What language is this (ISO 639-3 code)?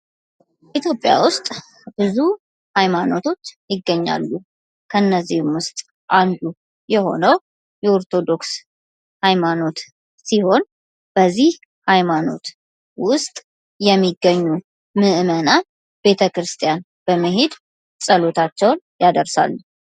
amh